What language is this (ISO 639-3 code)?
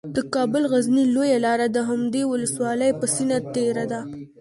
pus